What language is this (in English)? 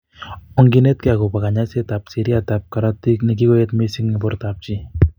Kalenjin